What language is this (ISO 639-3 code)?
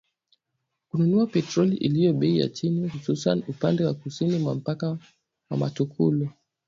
swa